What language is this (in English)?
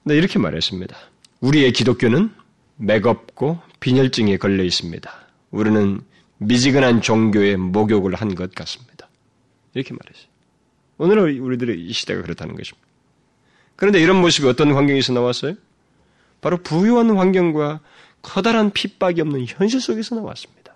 Korean